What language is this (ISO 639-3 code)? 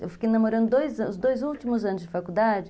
por